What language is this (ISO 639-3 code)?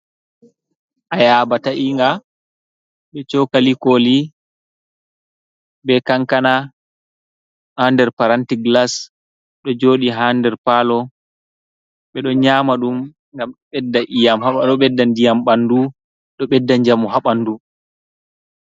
ful